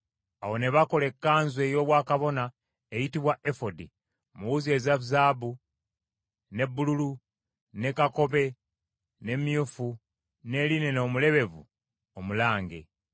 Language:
Ganda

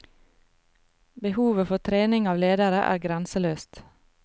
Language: Norwegian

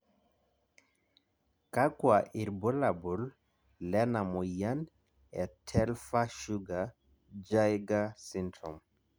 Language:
Masai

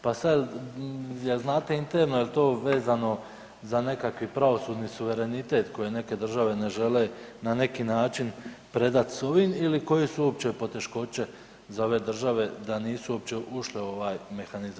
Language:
Croatian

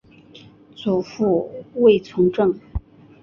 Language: Chinese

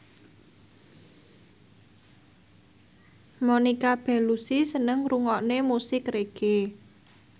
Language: Javanese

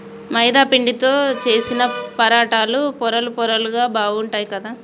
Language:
Telugu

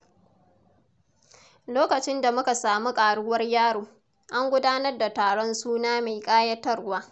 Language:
Hausa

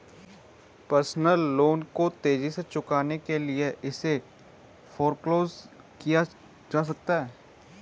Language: Hindi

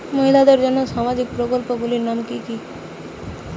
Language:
Bangla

